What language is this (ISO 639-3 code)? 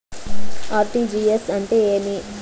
tel